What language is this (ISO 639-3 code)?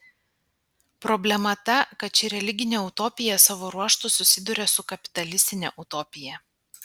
lit